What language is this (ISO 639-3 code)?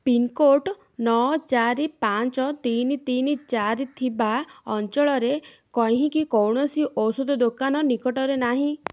ori